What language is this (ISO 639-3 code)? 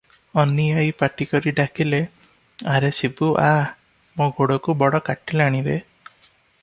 ori